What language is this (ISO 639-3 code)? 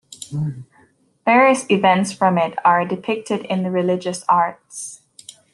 eng